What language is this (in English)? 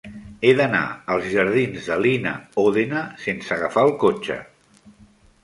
Catalan